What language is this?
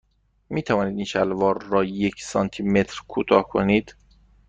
Persian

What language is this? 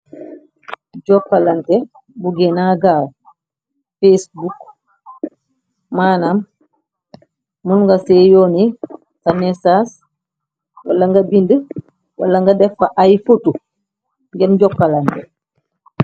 Wolof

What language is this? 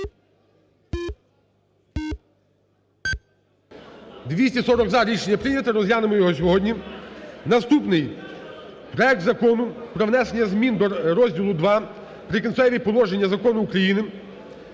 Ukrainian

